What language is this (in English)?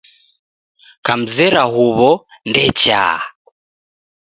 Taita